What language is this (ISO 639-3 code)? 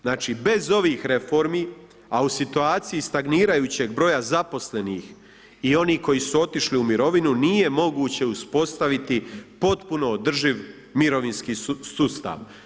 hrv